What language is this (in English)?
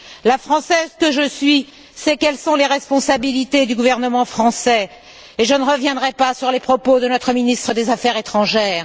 French